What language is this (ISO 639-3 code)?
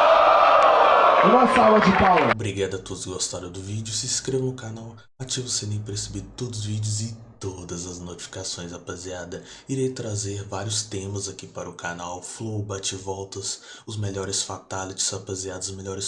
por